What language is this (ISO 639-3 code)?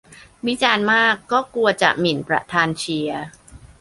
tha